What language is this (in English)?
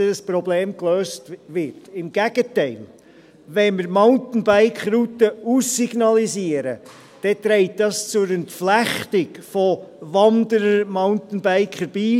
Swiss German